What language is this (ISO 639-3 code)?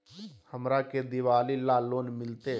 mag